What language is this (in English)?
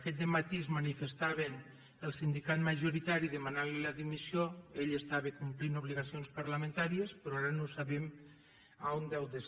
Catalan